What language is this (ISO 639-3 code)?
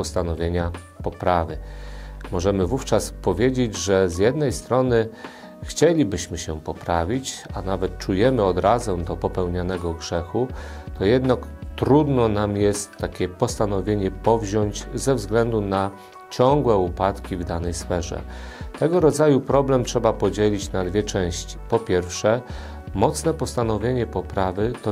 pol